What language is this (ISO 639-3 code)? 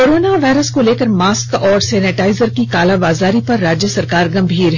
hin